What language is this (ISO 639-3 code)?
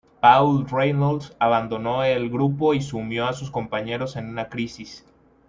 spa